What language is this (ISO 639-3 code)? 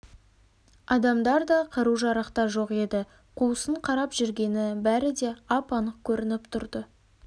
kaz